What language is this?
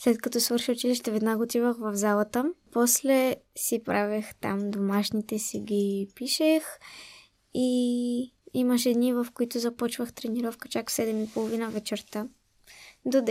Bulgarian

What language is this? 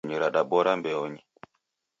Taita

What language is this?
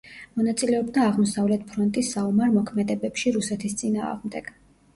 Georgian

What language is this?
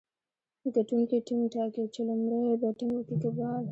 Pashto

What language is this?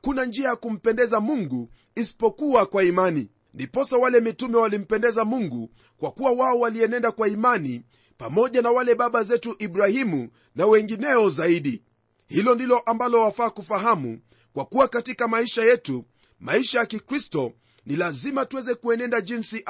Swahili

